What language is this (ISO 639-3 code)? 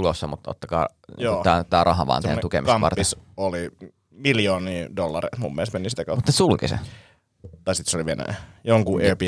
fin